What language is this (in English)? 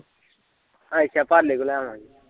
Punjabi